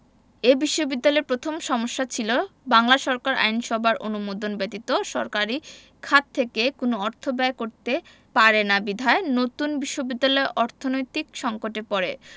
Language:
Bangla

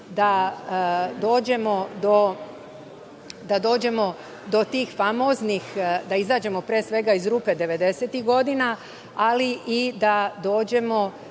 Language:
Serbian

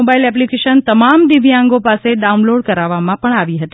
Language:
Gujarati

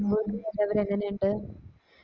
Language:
Malayalam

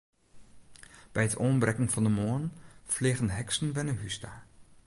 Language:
Western Frisian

